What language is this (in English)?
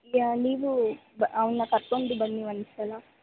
Kannada